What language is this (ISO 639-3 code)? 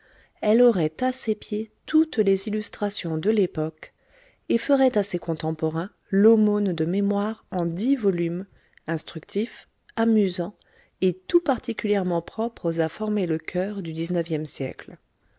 fra